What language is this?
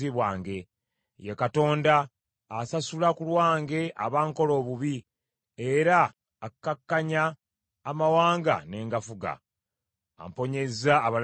Ganda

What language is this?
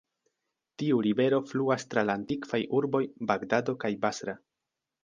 Esperanto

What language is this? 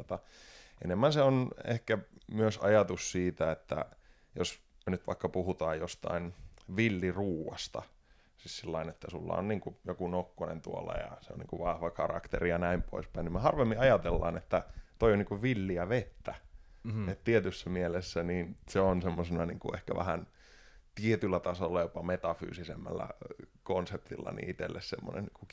Finnish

